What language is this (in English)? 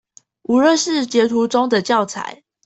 Chinese